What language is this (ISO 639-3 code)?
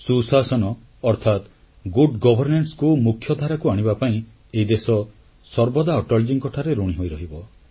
ori